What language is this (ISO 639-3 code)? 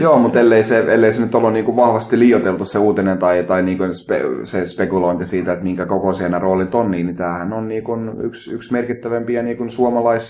fin